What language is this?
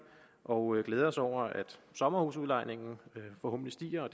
Danish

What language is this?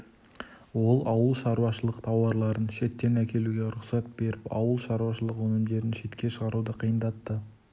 Kazakh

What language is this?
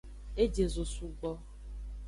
Aja (Benin)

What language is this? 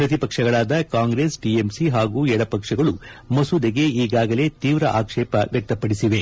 Kannada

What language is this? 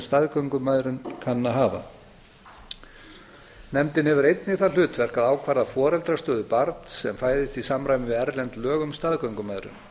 Icelandic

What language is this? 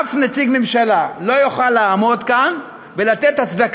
Hebrew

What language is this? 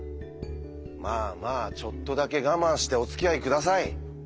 Japanese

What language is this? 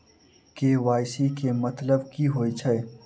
Maithili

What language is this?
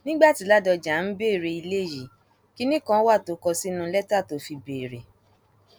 Yoruba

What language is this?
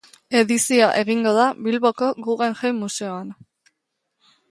Basque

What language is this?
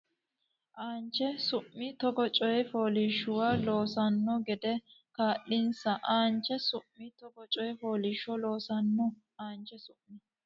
Sidamo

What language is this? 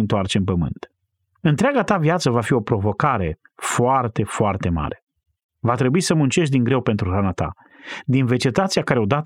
Romanian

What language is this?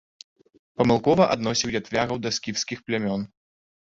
Belarusian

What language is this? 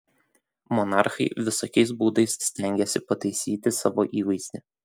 Lithuanian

